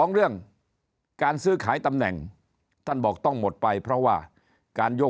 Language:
Thai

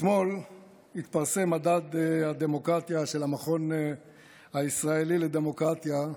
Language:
Hebrew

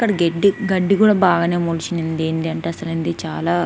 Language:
Telugu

